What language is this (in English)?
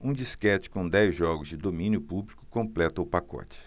Portuguese